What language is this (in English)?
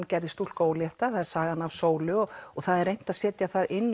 Icelandic